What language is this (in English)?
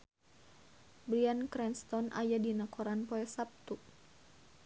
Sundanese